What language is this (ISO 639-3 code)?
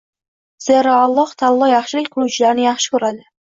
uzb